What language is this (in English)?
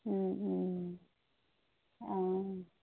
Assamese